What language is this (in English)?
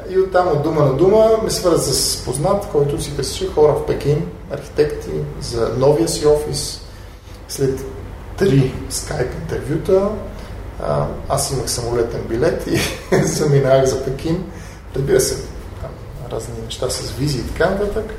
Bulgarian